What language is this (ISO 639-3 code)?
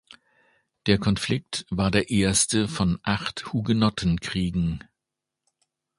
deu